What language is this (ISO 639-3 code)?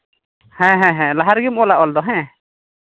sat